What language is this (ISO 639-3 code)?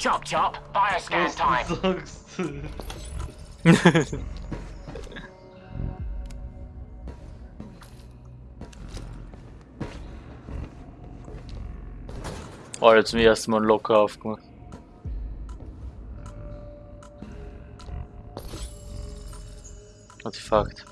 deu